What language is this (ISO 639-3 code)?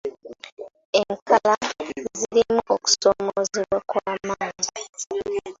lug